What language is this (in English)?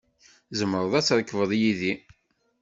Kabyle